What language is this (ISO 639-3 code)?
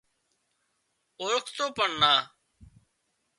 kxp